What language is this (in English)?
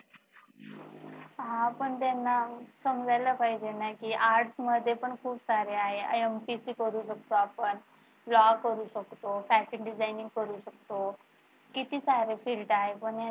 Marathi